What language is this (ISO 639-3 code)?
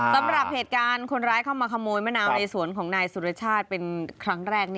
tha